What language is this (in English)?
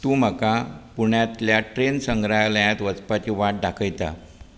Konkani